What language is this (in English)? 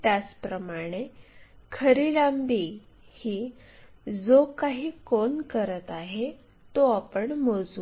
Marathi